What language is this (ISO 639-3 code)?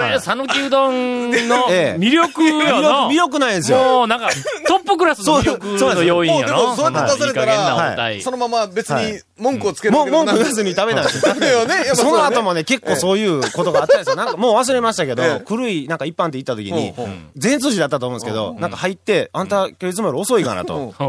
jpn